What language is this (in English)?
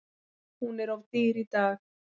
Icelandic